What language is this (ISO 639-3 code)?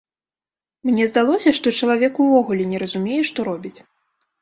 bel